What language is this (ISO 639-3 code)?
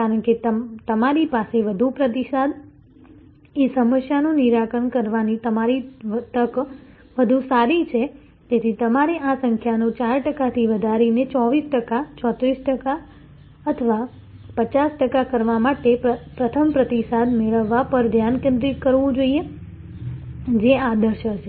guj